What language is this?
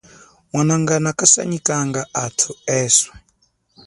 Chokwe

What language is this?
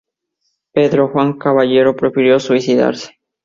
Spanish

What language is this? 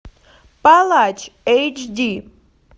Russian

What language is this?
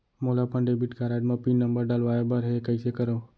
Chhattisgarhi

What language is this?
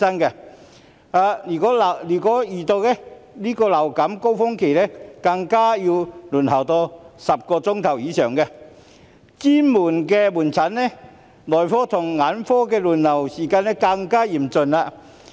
Cantonese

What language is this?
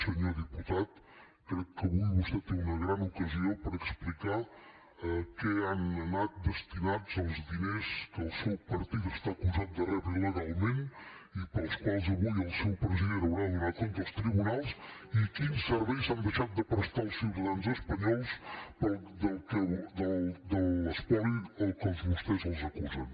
Catalan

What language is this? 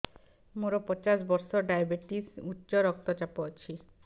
Odia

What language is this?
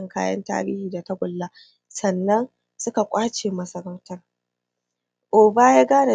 Hausa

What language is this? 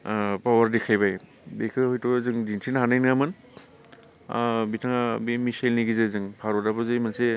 Bodo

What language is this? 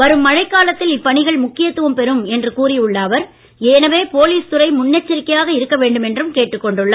Tamil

